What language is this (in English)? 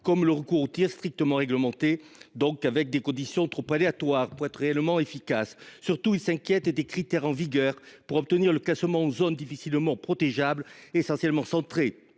French